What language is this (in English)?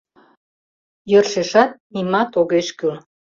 Mari